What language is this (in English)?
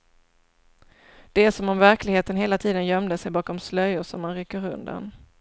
Swedish